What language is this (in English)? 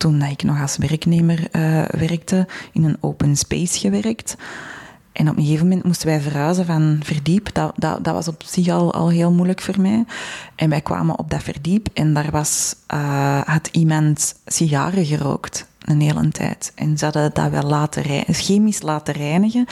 Dutch